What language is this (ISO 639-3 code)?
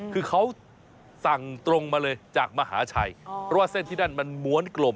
tha